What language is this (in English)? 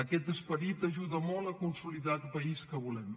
Catalan